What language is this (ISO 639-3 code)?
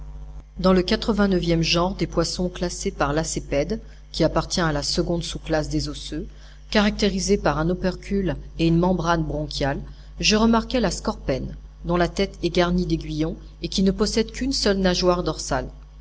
fra